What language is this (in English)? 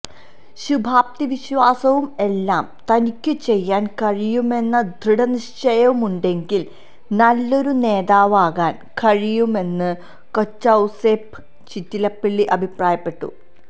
Malayalam